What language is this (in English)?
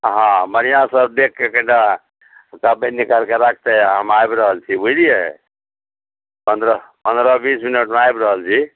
Maithili